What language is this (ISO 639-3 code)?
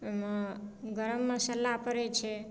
mai